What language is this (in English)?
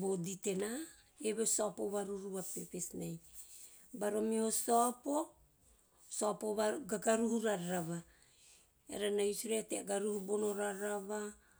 Teop